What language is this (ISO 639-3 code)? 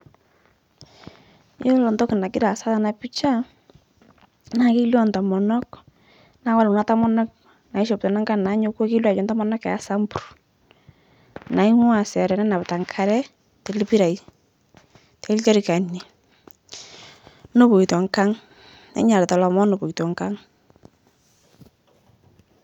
mas